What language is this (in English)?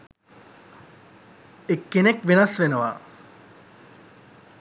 Sinhala